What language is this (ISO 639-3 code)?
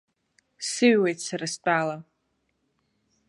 abk